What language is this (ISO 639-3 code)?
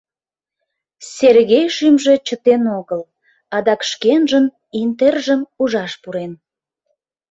chm